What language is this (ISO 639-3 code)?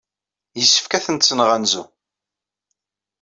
kab